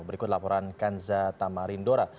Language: Indonesian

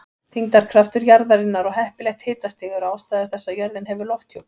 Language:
Icelandic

